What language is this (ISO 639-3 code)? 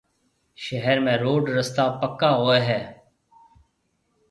mve